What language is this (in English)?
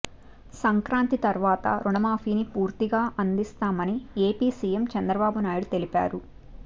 Telugu